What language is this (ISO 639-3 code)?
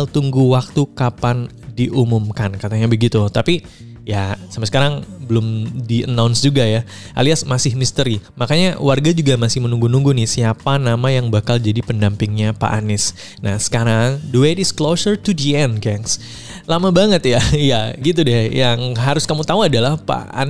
ind